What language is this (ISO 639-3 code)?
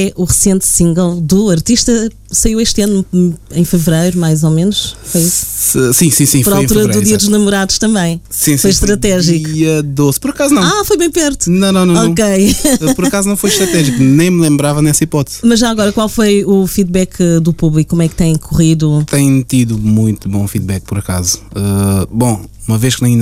por